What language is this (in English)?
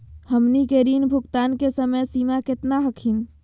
Magahi